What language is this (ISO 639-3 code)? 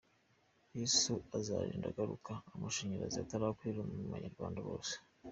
kin